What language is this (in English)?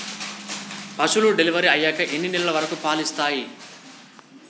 Telugu